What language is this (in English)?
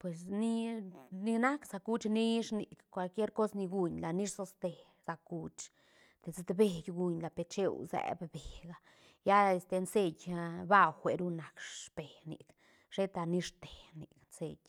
Santa Catarina Albarradas Zapotec